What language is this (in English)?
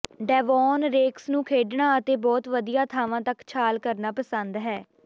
Punjabi